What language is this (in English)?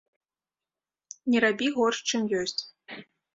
Belarusian